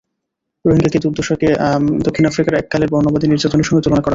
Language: Bangla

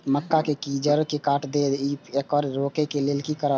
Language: Maithili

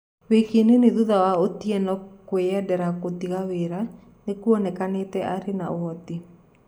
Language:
Kikuyu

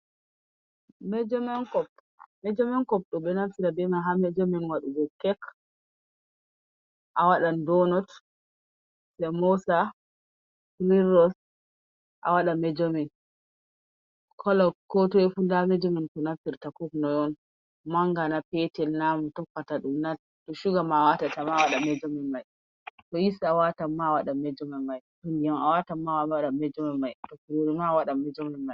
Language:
Fula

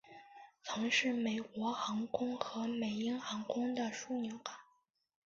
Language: Chinese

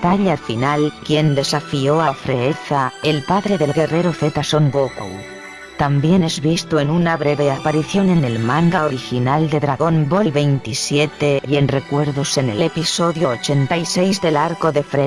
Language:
Spanish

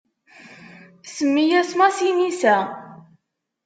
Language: Kabyle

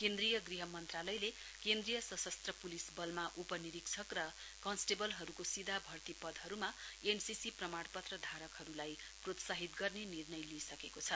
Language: Nepali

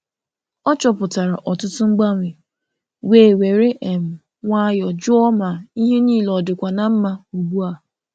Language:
Igbo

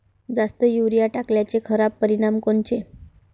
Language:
Marathi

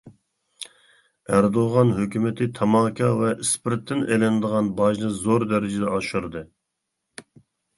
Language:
Uyghur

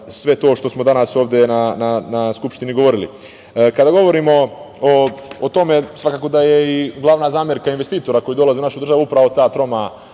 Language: Serbian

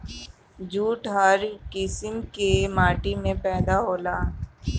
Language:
Bhojpuri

